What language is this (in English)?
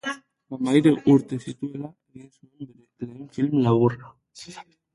Basque